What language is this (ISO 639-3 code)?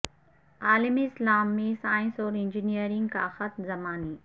urd